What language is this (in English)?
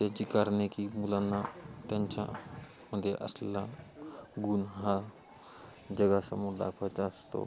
Marathi